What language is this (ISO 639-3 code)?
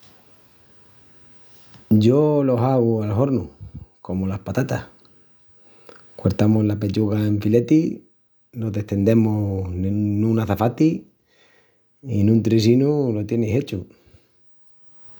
ext